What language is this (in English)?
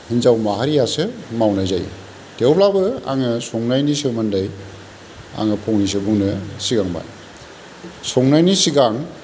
Bodo